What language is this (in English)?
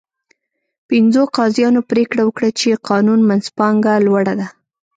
Pashto